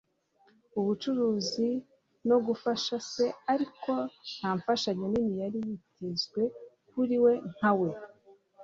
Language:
Kinyarwanda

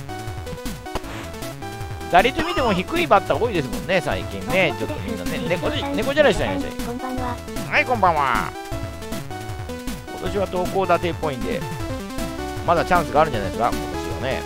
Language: Japanese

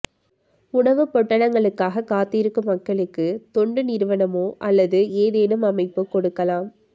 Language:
Tamil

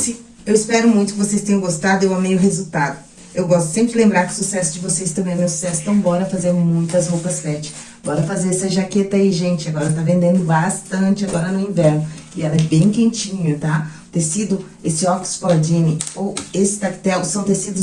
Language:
Portuguese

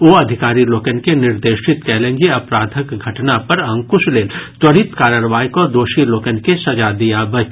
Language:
Maithili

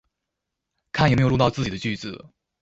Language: Chinese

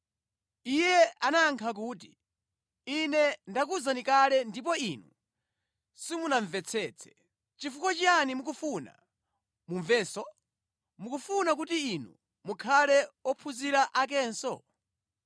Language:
Nyanja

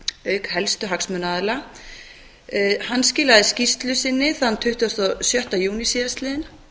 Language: Icelandic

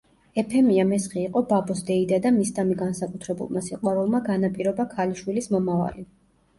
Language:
Georgian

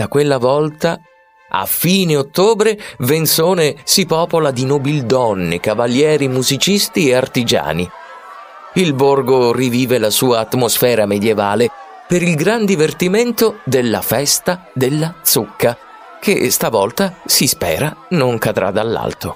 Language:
Italian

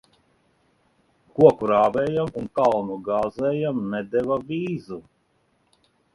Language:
Latvian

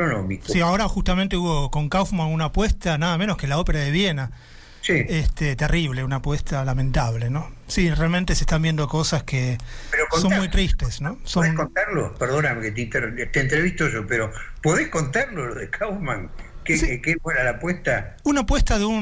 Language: Spanish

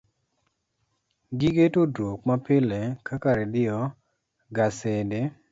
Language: Luo (Kenya and Tanzania)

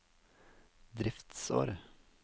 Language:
Norwegian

